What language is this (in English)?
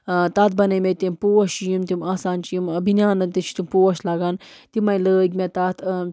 Kashmiri